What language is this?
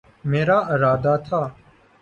Urdu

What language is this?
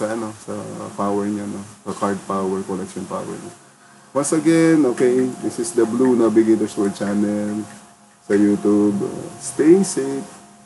Filipino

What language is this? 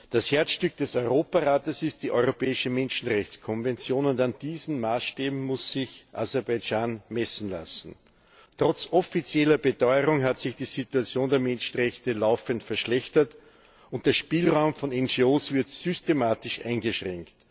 German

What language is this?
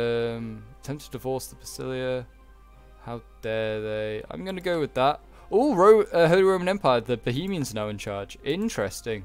English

